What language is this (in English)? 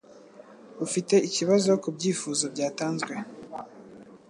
Kinyarwanda